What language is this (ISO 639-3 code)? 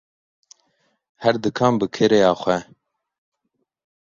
kur